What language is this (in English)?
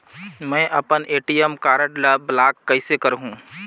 Chhattisgarhi